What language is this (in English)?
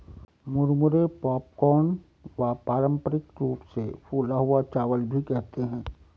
Hindi